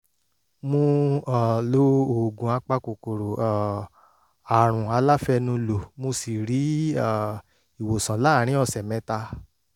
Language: Yoruba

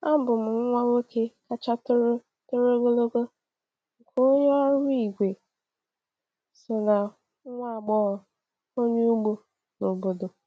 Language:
Igbo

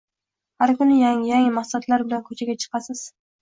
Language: Uzbek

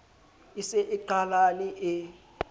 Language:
Southern Sotho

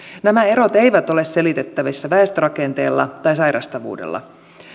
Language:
Finnish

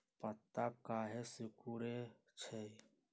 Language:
Magahi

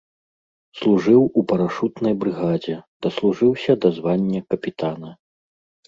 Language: Belarusian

